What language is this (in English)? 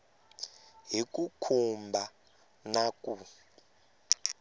Tsonga